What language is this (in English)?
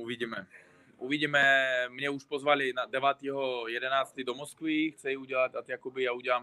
Czech